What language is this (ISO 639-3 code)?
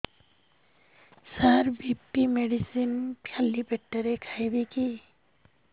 ori